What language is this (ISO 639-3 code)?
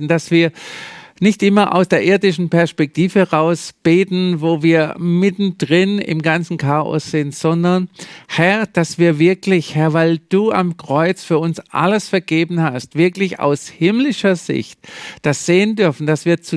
deu